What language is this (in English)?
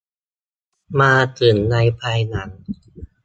Thai